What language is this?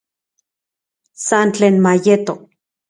Central Puebla Nahuatl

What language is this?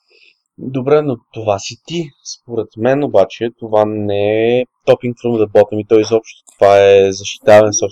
Bulgarian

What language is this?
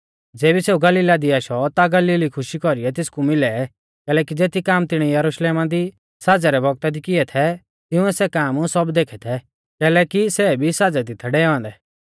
Mahasu Pahari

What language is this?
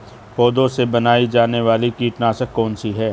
Hindi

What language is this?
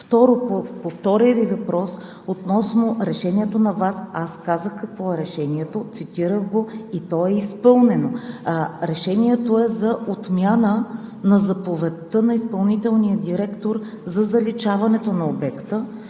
Bulgarian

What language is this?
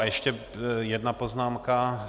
Czech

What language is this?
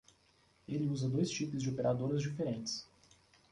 Portuguese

